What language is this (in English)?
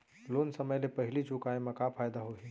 Chhattisgarhi